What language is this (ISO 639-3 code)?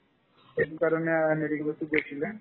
asm